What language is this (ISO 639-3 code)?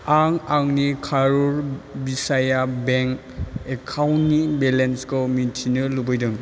brx